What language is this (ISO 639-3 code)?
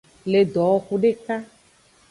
ajg